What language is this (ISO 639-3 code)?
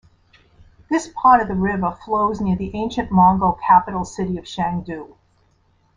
eng